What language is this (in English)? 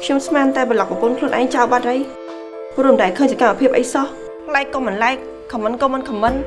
Vietnamese